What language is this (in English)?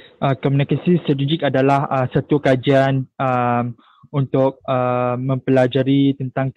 Malay